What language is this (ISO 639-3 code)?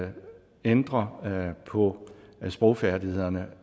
dan